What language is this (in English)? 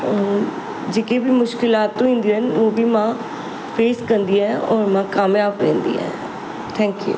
Sindhi